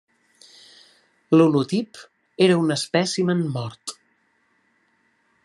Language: Catalan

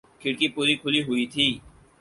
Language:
Urdu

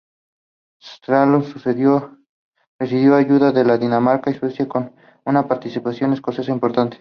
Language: Spanish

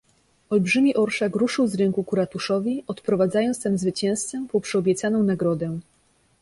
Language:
Polish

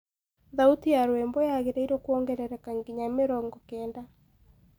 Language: Kikuyu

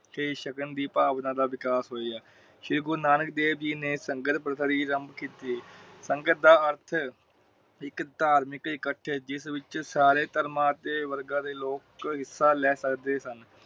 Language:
Punjabi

